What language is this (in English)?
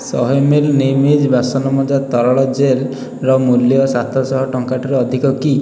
Odia